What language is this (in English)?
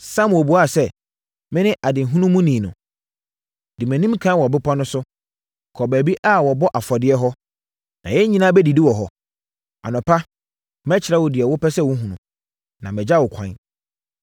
Akan